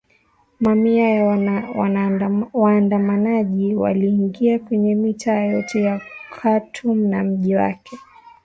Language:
Swahili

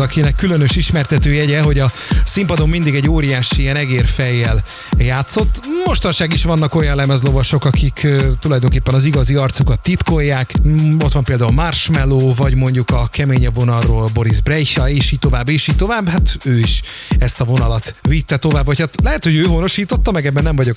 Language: Hungarian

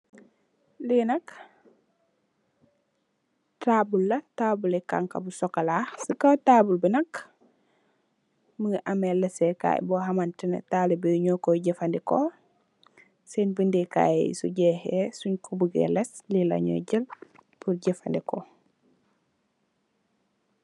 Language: Wolof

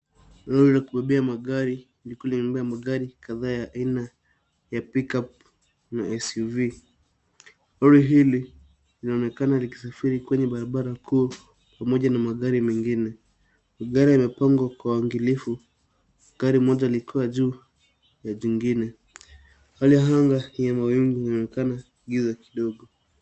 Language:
Swahili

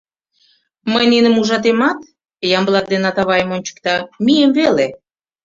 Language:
Mari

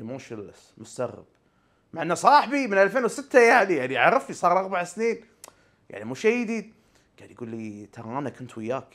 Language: Arabic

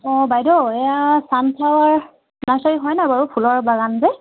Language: Assamese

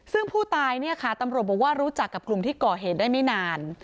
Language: Thai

